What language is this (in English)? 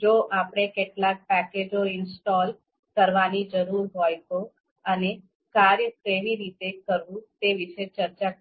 Gujarati